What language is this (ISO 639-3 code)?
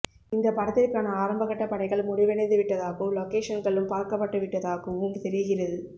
tam